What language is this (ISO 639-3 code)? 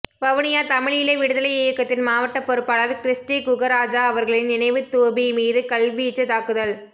tam